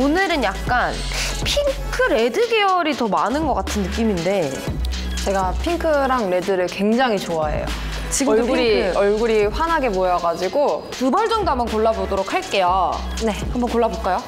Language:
Korean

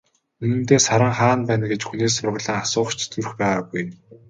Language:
Mongolian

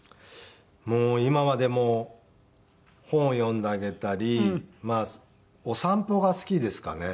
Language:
Japanese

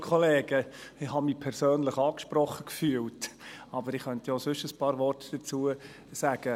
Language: Swiss German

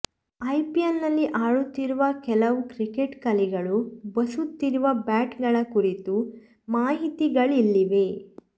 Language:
Kannada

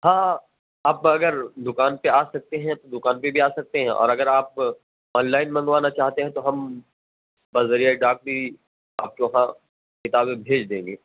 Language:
Urdu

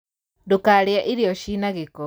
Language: Kikuyu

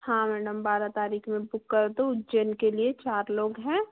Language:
Hindi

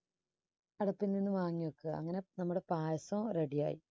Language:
Malayalam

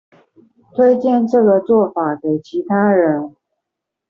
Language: Chinese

